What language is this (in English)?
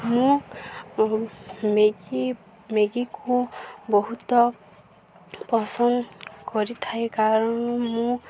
Odia